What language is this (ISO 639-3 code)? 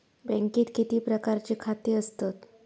mar